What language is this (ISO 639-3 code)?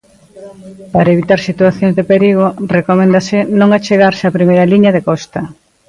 glg